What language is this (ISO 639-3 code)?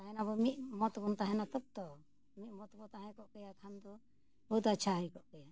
sat